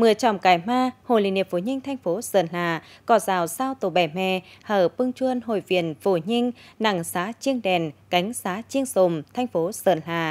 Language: Vietnamese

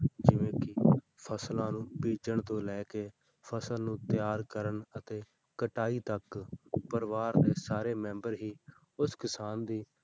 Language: Punjabi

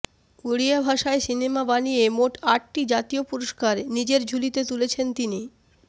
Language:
Bangla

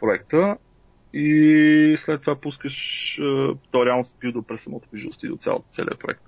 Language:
Bulgarian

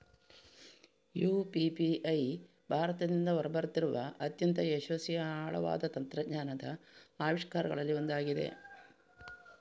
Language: Kannada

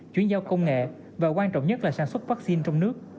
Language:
Vietnamese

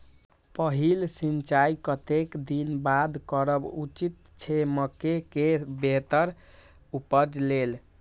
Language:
Maithili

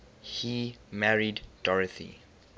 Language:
English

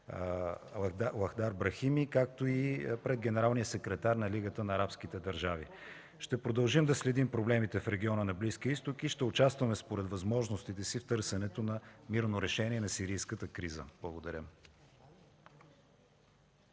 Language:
Bulgarian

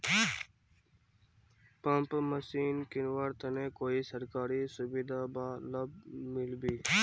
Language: Magahi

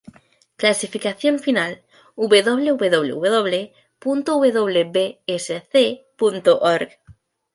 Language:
Spanish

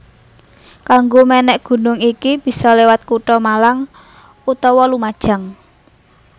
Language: Javanese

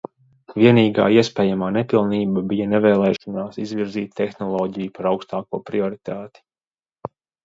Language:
Latvian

